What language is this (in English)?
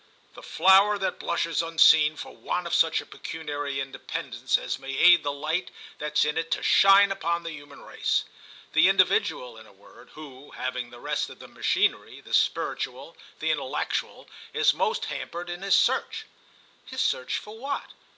English